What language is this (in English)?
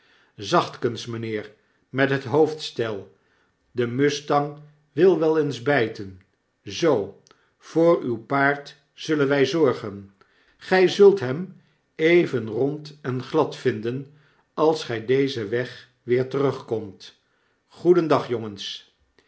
Dutch